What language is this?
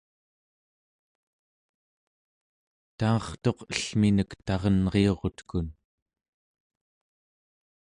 Central Yupik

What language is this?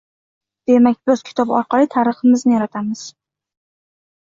Uzbek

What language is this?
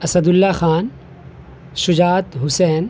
Urdu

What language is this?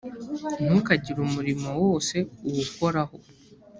Kinyarwanda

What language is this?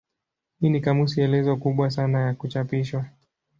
Swahili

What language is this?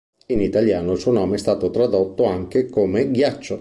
Italian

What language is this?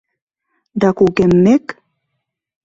Mari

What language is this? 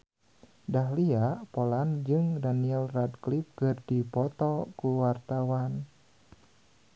Sundanese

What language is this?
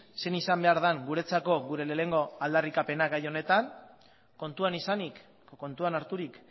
Basque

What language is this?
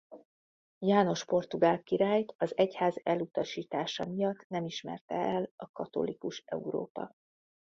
Hungarian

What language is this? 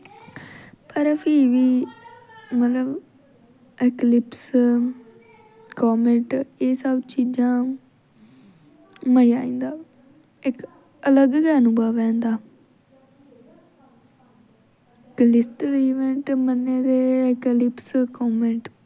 Dogri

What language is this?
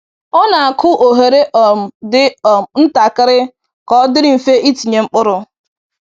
Igbo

